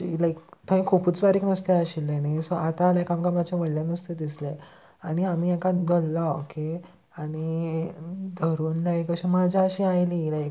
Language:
Konkani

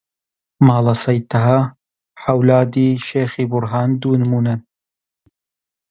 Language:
Central Kurdish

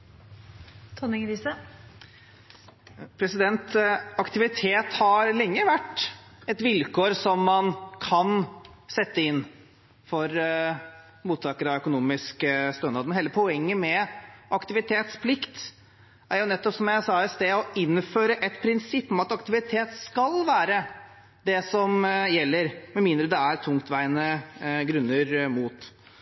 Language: Norwegian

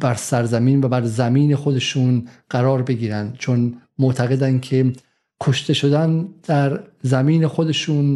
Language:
Persian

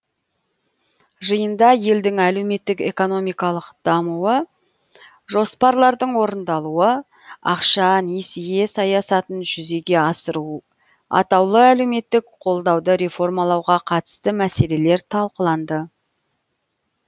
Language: Kazakh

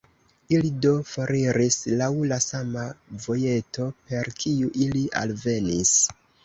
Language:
Esperanto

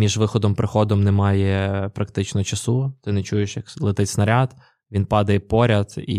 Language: Ukrainian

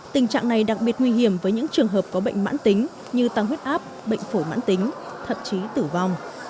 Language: Vietnamese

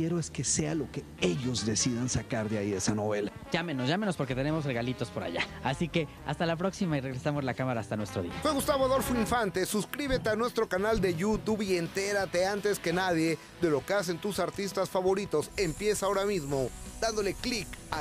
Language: Spanish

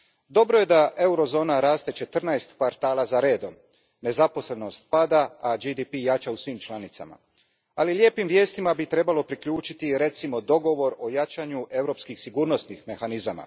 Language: Croatian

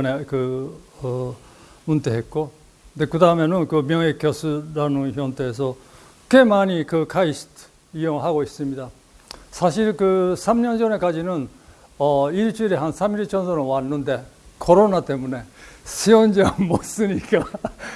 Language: Korean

